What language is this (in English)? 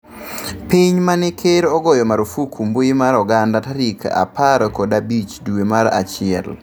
Luo (Kenya and Tanzania)